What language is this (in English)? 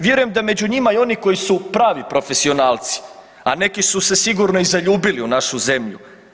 Croatian